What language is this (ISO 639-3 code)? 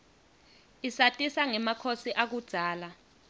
ssw